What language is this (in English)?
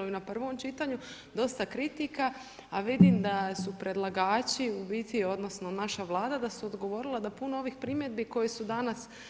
Croatian